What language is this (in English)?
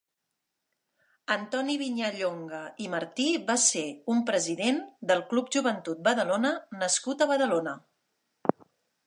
Catalan